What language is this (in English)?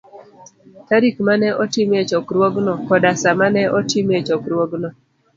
Luo (Kenya and Tanzania)